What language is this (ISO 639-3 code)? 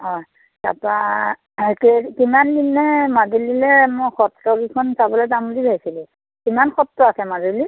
asm